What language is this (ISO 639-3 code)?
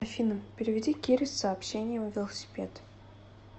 rus